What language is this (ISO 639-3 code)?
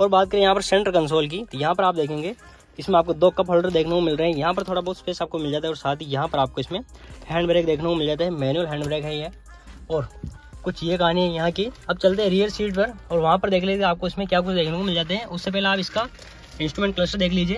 hin